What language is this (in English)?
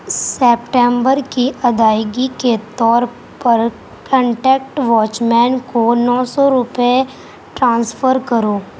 Urdu